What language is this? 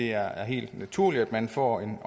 Danish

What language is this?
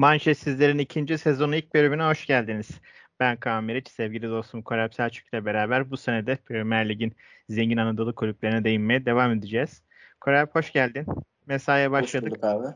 Turkish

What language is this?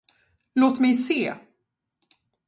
Swedish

